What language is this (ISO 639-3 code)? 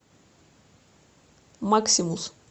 rus